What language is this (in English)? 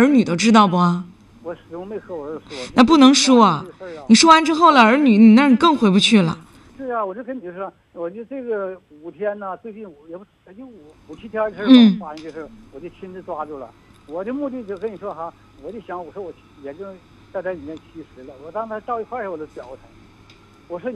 Chinese